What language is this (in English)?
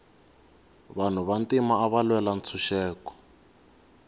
Tsonga